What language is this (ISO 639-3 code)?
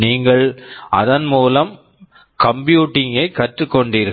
tam